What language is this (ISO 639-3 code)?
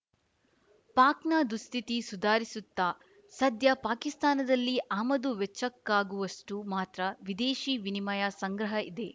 kan